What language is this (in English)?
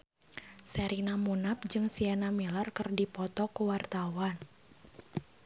Sundanese